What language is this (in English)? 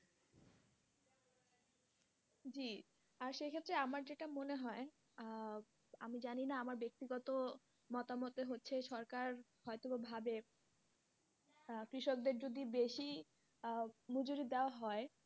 Bangla